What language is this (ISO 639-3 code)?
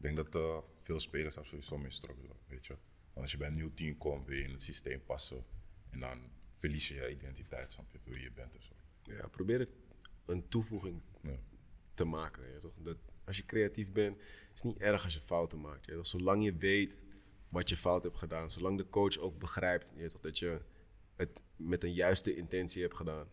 nld